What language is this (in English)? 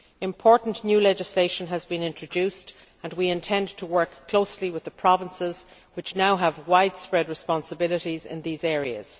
English